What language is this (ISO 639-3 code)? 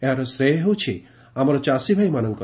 ori